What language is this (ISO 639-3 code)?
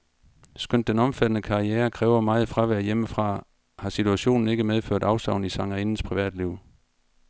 dan